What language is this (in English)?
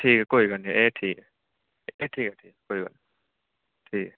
Dogri